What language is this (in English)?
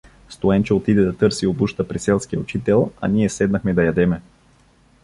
Bulgarian